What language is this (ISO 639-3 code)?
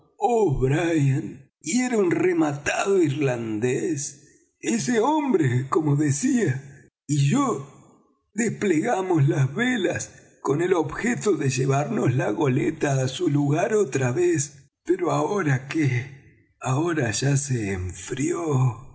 spa